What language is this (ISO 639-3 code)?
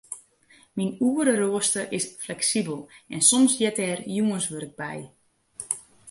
fry